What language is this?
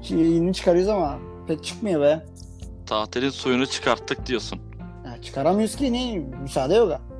Turkish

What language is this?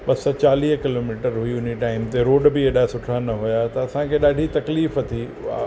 Sindhi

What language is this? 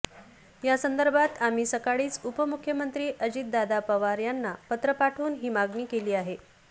Marathi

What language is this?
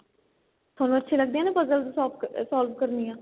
Punjabi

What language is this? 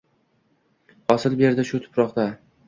Uzbek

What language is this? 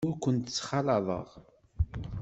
Kabyle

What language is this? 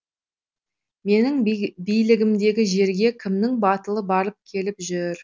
Kazakh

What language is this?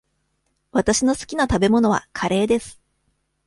Japanese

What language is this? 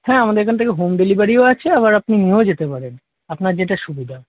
Bangla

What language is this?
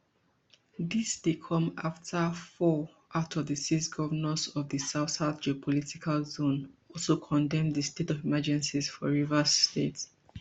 Nigerian Pidgin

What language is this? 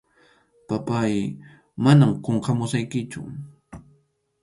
Arequipa-La Unión Quechua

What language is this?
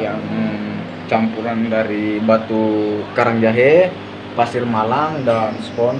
Indonesian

